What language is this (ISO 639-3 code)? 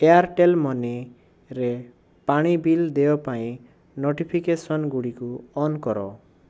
ori